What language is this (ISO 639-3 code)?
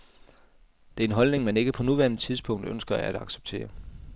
dan